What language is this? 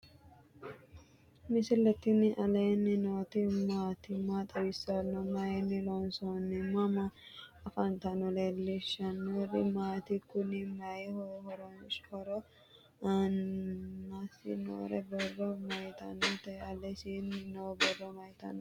Sidamo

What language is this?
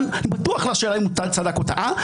Hebrew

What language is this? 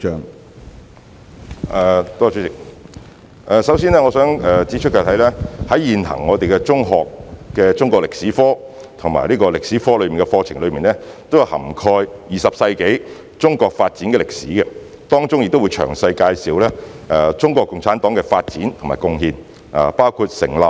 Cantonese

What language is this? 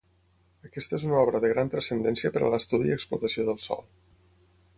Catalan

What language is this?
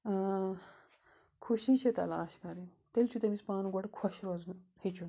Kashmiri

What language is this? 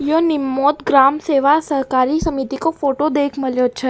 Rajasthani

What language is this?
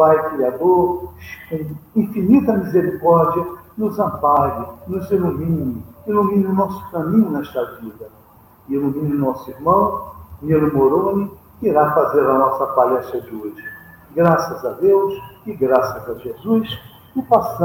Portuguese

